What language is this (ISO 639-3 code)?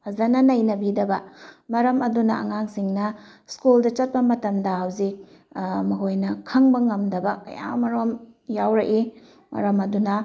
mni